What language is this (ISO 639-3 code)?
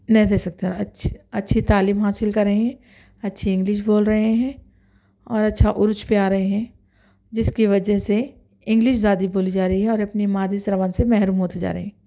urd